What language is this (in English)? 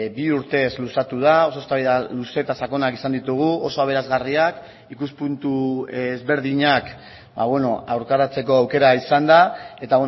Basque